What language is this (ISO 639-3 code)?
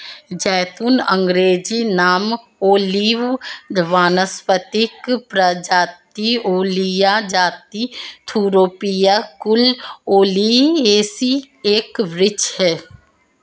hin